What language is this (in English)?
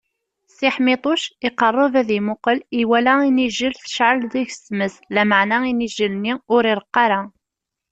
Kabyle